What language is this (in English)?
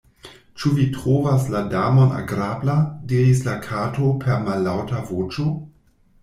Esperanto